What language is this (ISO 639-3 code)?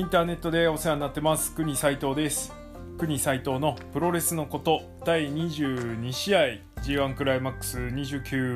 jpn